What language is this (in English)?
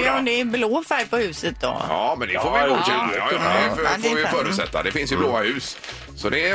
Swedish